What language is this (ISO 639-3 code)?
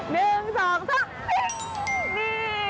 tha